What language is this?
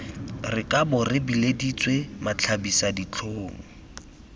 Tswana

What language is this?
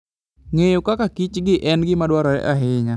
Luo (Kenya and Tanzania)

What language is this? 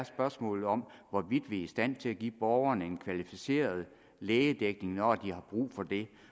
Danish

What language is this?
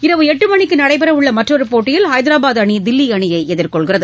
Tamil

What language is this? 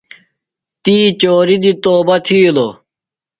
Phalura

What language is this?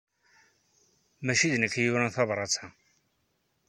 Kabyle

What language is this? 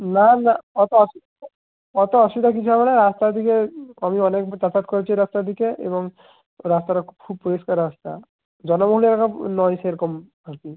Bangla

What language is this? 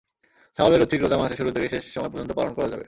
Bangla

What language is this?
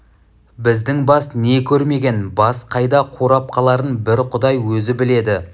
Kazakh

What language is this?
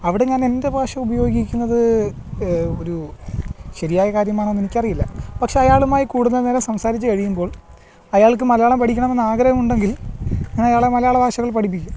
Malayalam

